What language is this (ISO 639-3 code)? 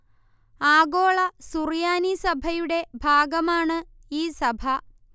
mal